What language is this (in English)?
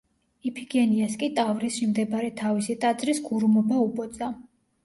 Georgian